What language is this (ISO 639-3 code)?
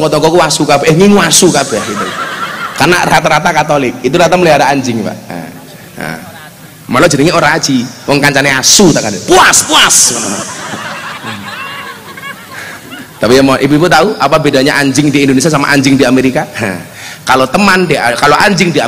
ind